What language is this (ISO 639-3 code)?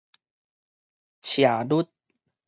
nan